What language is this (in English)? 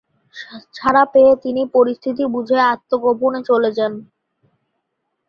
Bangla